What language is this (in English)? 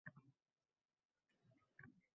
Uzbek